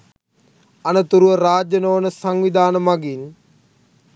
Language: Sinhala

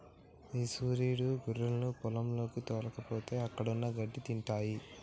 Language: Telugu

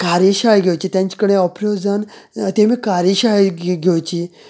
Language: Konkani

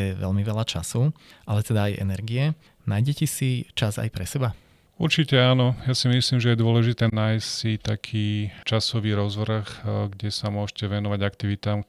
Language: Slovak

